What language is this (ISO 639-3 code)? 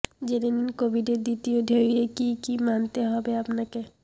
ben